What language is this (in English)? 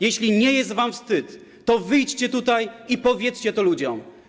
Polish